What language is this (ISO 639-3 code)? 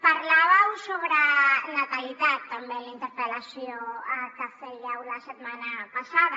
cat